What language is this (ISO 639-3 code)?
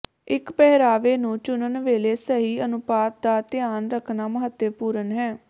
pan